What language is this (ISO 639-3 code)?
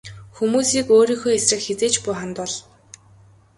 mon